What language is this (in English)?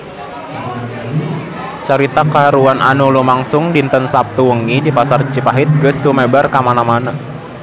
Sundanese